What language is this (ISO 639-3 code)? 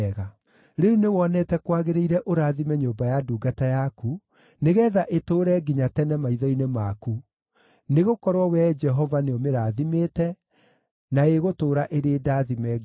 kik